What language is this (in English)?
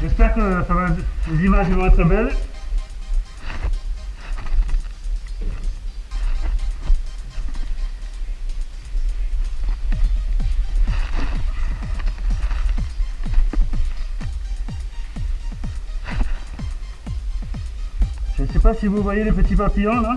French